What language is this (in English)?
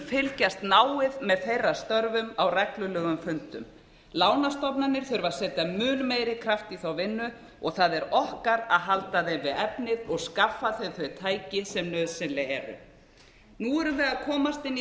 Icelandic